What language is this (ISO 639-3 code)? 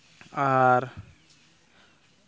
sat